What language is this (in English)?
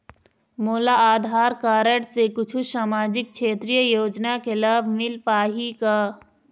Chhattisgarhi